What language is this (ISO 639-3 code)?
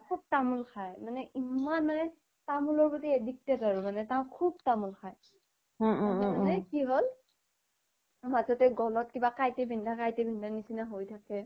asm